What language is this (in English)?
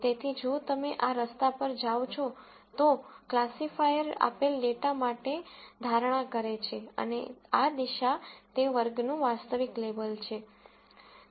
Gujarati